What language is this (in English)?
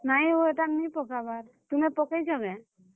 Odia